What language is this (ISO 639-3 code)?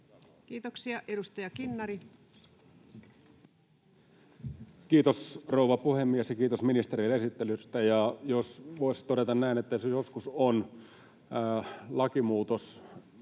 fin